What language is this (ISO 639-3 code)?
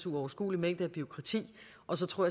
dan